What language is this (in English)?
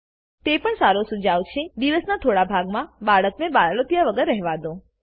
Gujarati